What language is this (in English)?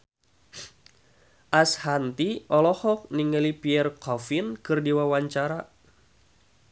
Sundanese